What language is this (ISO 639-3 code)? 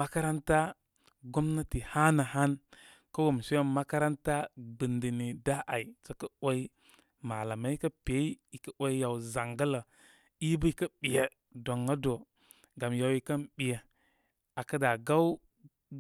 kmy